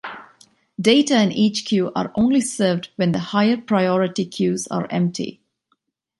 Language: English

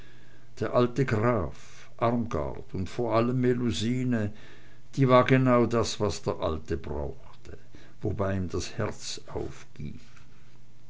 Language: German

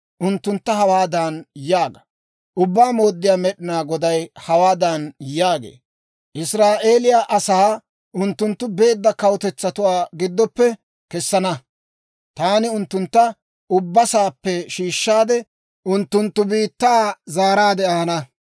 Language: Dawro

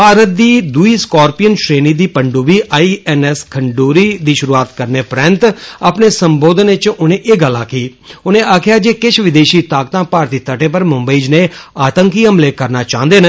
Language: Dogri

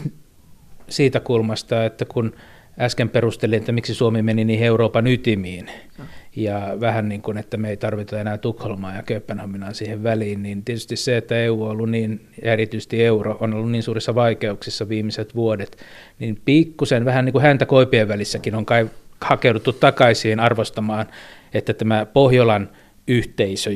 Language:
Finnish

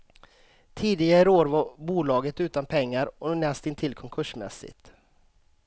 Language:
Swedish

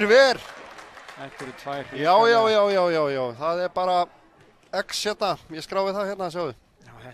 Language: Norwegian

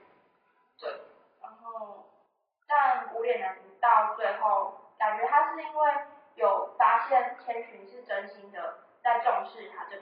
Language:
Chinese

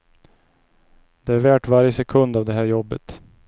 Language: Swedish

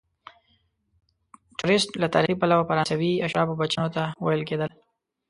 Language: Pashto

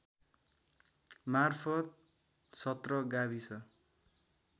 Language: Nepali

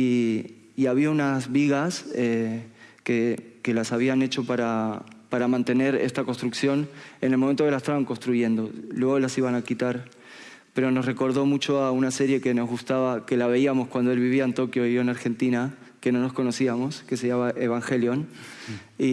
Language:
Spanish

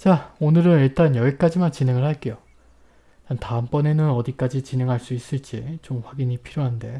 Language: Korean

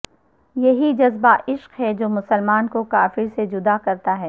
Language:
Urdu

